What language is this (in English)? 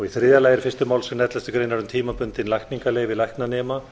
Icelandic